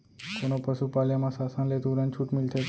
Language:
Chhattisgarhi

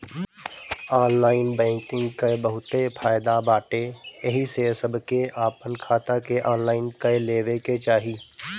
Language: Bhojpuri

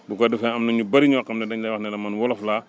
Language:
Wolof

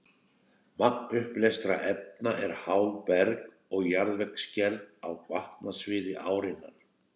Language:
Icelandic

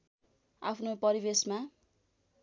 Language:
Nepali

